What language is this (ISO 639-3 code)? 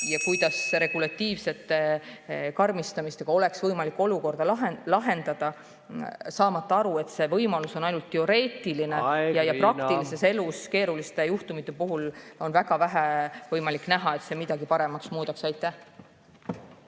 est